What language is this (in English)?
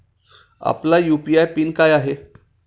Marathi